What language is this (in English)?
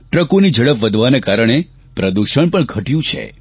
Gujarati